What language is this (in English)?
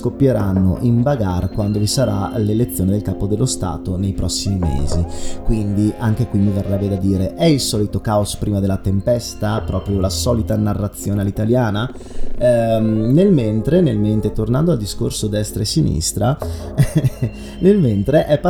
Italian